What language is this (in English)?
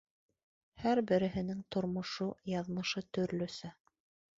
Bashkir